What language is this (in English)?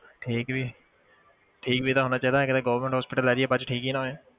Punjabi